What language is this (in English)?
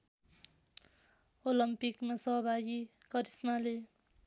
Nepali